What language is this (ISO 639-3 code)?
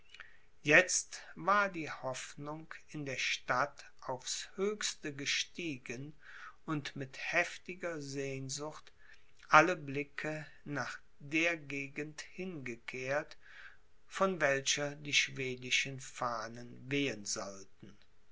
deu